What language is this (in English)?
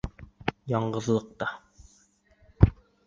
Bashkir